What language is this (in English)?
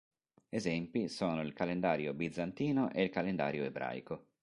Italian